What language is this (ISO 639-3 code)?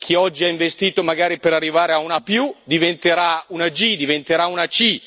ita